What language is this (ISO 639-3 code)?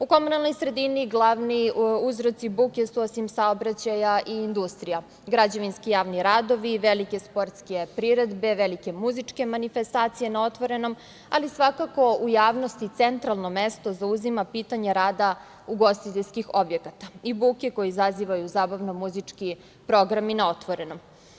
srp